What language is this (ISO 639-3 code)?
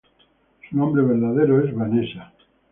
spa